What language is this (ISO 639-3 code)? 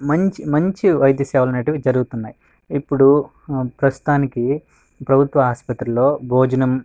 tel